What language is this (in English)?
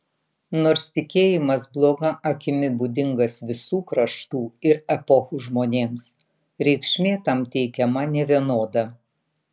Lithuanian